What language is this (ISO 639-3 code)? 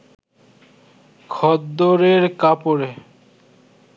ben